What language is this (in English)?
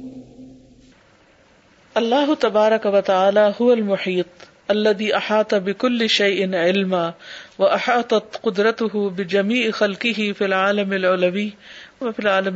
Urdu